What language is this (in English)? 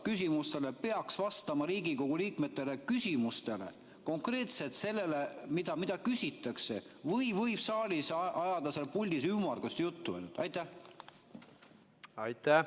Estonian